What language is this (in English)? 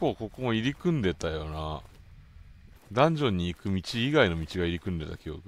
Japanese